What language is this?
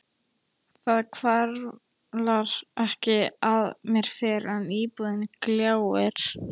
Icelandic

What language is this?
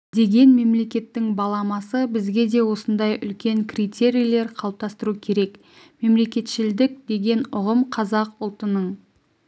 Kazakh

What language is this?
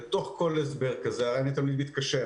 Hebrew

